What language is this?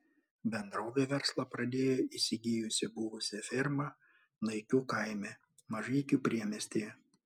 Lithuanian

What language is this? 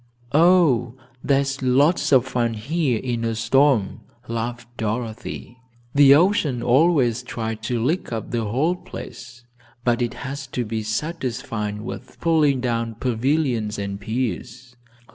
English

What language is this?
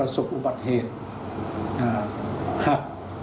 Thai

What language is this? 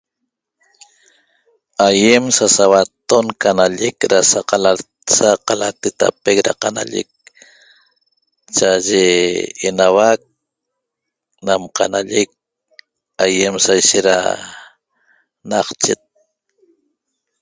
Toba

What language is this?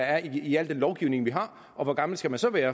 Danish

